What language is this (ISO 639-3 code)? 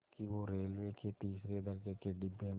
hin